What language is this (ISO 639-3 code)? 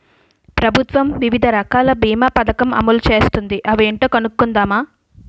tel